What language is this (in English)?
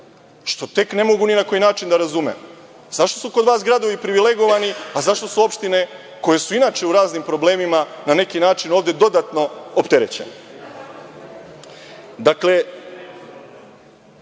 Serbian